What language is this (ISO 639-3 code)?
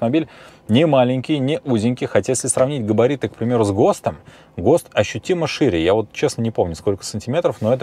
rus